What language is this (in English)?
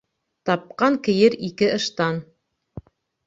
Bashkir